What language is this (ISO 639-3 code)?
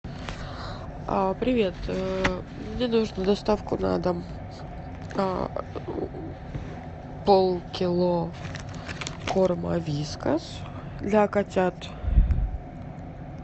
rus